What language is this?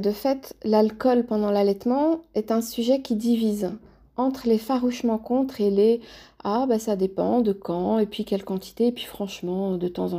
French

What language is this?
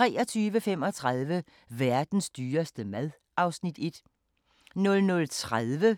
Danish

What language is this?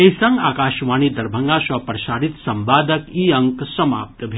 Maithili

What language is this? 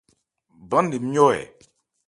Ebrié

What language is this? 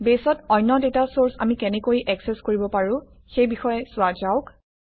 Assamese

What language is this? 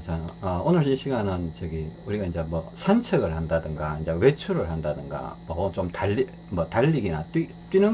Korean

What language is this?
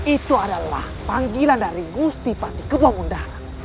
Indonesian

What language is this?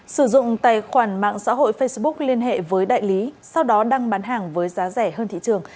Vietnamese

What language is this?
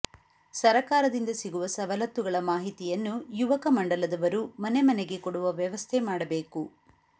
Kannada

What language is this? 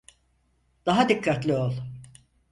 Turkish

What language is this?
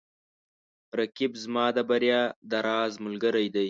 Pashto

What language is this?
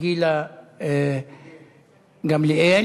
Hebrew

